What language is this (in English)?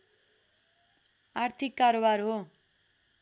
Nepali